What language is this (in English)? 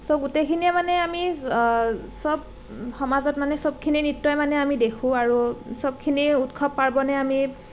Assamese